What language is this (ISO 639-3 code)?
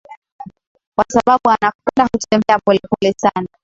swa